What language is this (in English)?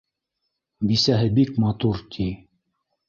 Bashkir